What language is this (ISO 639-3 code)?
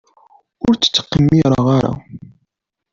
kab